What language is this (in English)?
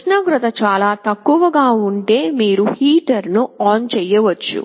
Telugu